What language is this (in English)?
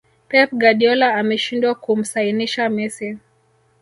Swahili